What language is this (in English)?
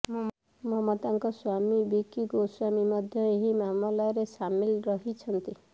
Odia